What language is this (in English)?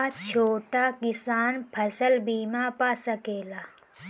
Bhojpuri